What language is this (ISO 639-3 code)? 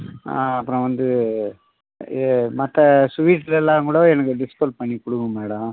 tam